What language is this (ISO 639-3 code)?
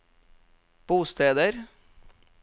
nor